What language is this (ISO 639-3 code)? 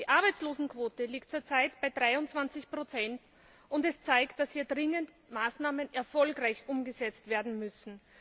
deu